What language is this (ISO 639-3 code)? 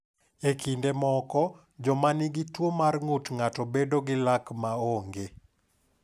luo